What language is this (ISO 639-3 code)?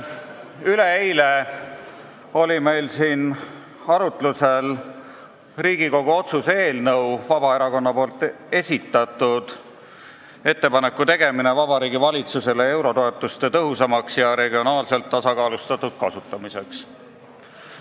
est